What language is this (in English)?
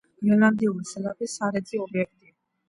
Georgian